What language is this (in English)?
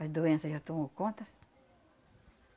Portuguese